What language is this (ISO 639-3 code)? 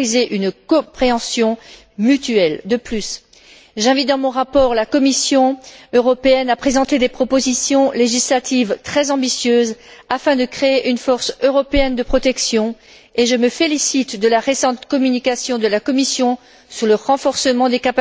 fra